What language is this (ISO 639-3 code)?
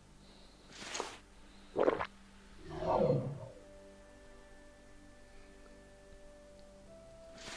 deu